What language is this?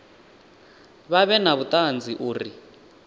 Venda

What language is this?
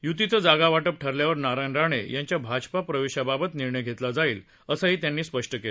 Marathi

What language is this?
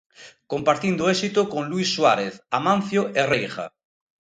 Galician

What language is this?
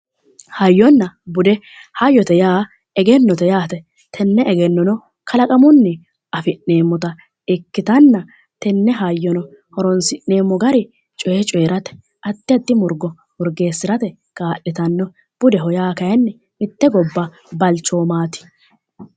Sidamo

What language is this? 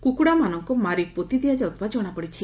Odia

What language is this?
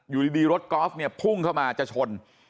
Thai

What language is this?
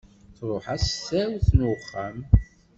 Kabyle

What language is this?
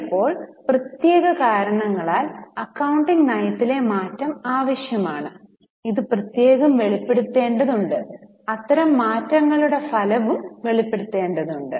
Malayalam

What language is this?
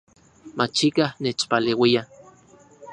Central Puebla Nahuatl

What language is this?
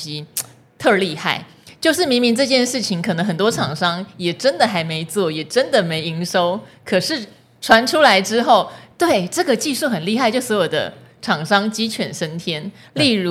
Chinese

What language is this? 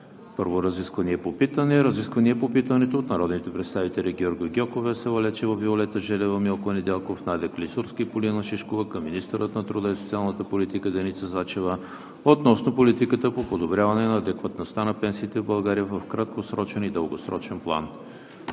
Bulgarian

